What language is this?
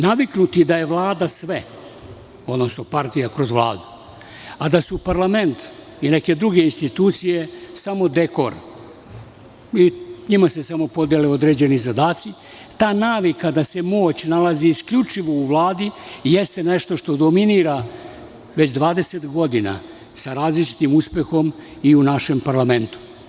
Serbian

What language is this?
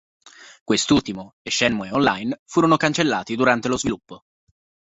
Italian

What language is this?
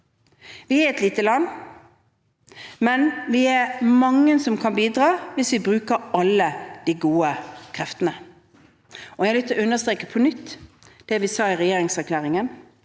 Norwegian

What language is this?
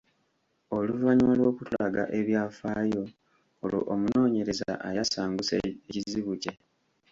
Ganda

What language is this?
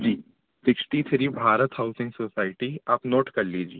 Hindi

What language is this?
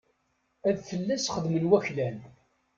Kabyle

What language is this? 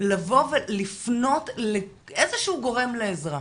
Hebrew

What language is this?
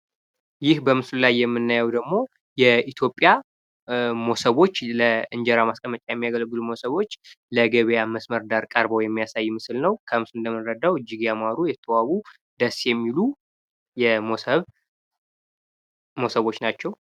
Amharic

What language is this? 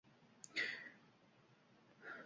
Uzbek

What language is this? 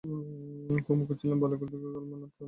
Bangla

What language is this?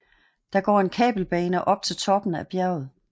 Danish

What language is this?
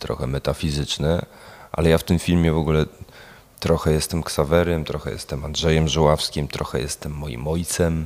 Polish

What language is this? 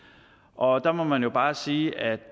Danish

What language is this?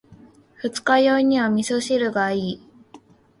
Japanese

